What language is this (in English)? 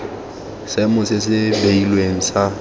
Tswana